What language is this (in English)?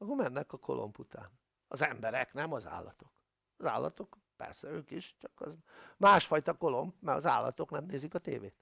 Hungarian